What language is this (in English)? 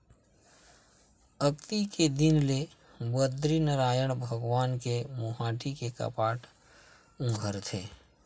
Chhattisgarhi